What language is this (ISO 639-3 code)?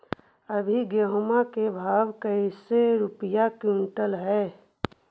mag